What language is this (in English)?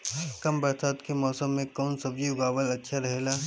Bhojpuri